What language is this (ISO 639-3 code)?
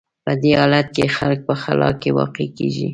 pus